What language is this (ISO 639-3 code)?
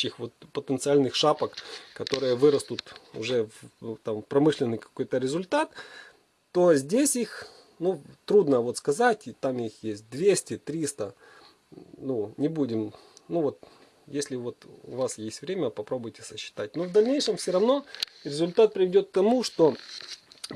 rus